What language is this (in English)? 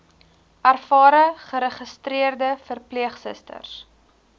Afrikaans